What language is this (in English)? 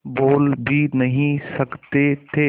Hindi